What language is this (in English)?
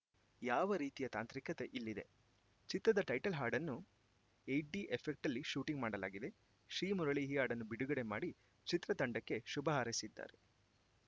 Kannada